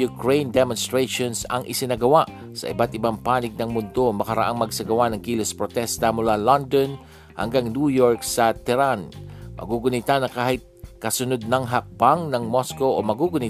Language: Filipino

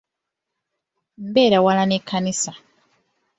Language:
Ganda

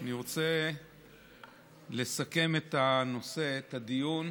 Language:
Hebrew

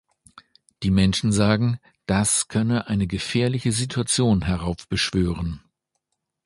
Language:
German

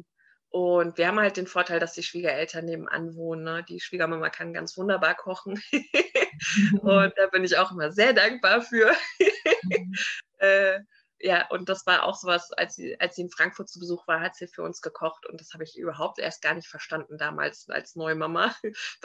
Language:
German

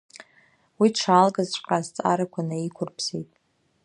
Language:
Abkhazian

